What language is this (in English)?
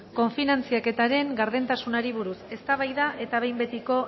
Basque